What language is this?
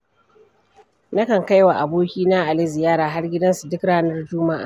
Hausa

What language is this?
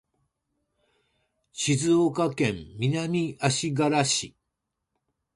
Japanese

